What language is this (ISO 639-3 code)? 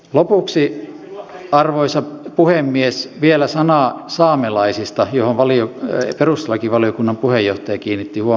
fin